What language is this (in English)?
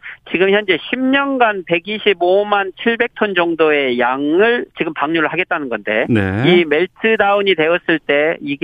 Korean